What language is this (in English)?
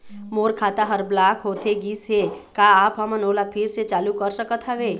Chhattisgarhi